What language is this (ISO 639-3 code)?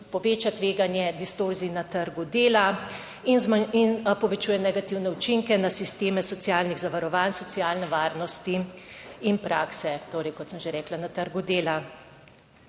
slv